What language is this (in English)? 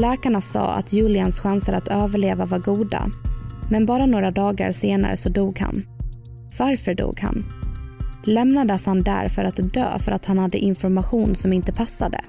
Swedish